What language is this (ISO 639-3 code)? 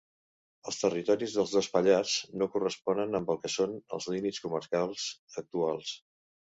cat